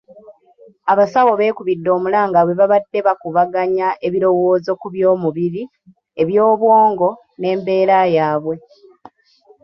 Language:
Ganda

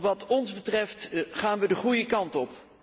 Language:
Dutch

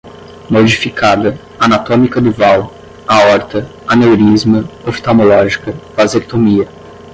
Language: Portuguese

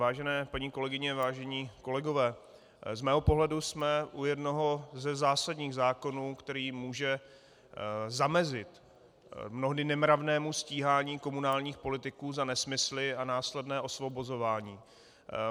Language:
Czech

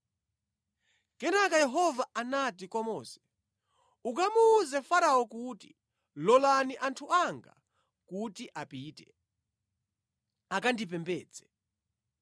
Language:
Nyanja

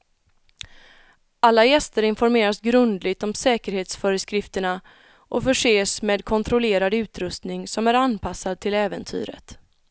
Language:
Swedish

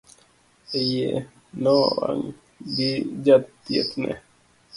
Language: Luo (Kenya and Tanzania)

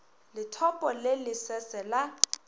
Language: Northern Sotho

